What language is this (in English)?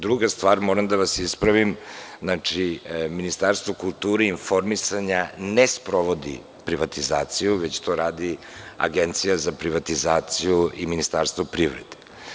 Serbian